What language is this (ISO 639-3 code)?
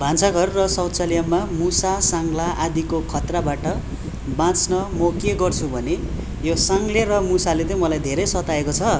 nep